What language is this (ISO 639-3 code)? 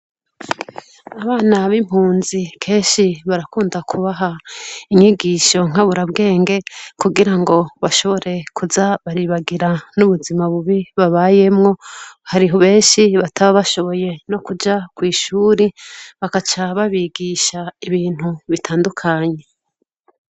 run